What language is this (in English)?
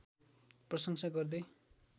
Nepali